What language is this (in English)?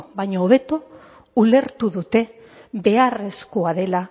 Basque